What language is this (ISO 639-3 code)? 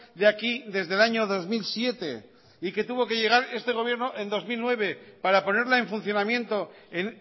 spa